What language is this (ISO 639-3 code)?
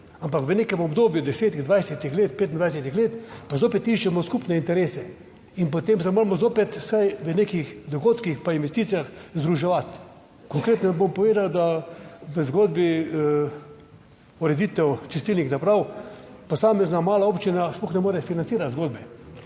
slv